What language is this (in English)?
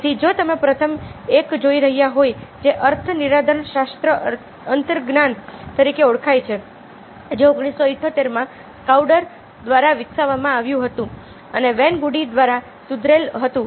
Gujarati